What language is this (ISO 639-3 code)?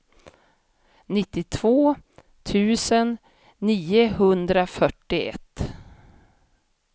swe